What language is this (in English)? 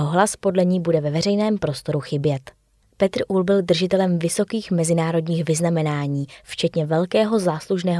Czech